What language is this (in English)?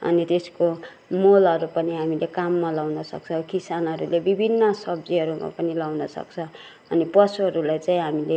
Nepali